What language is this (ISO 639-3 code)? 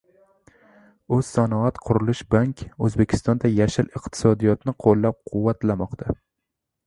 uzb